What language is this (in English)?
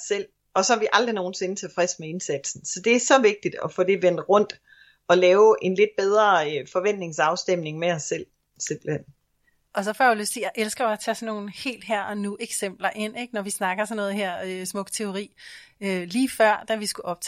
Danish